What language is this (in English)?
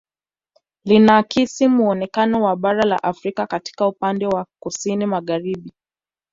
Swahili